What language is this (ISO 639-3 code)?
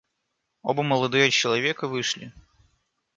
rus